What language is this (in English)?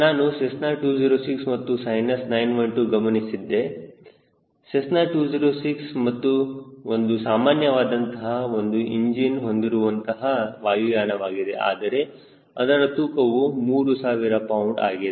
Kannada